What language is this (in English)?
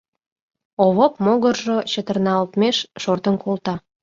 Mari